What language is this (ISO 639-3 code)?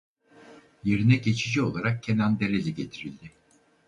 tur